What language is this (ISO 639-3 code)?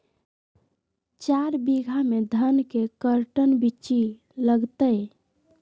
mag